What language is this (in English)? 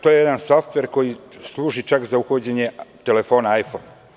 Serbian